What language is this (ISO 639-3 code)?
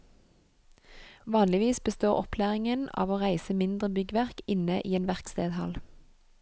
nor